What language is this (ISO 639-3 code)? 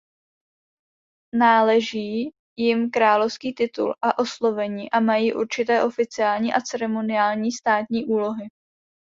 ces